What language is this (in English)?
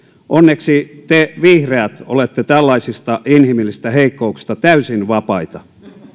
Finnish